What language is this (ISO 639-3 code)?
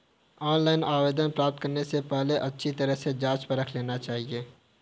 hin